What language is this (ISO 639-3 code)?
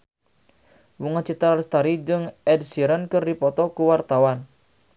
sun